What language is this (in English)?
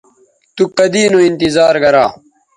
Bateri